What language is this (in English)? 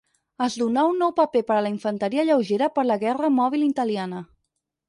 Catalan